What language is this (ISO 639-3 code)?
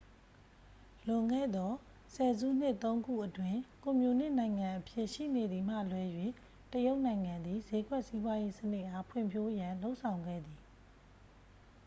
mya